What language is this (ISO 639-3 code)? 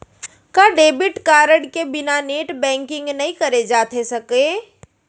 hne